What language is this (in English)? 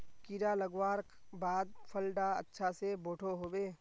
Magahi